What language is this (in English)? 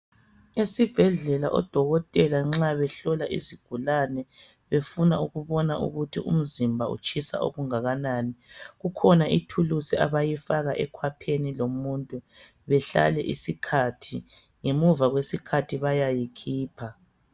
North Ndebele